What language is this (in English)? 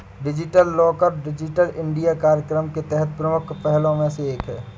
Hindi